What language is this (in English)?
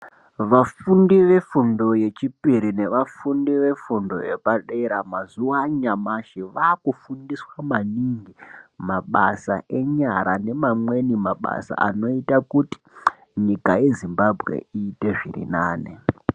Ndau